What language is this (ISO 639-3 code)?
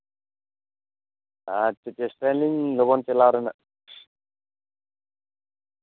sat